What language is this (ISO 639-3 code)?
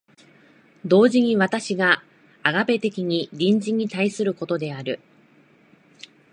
jpn